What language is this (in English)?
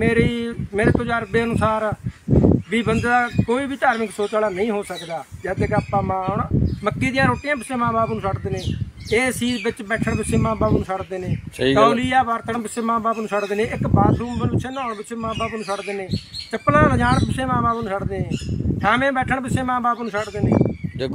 Punjabi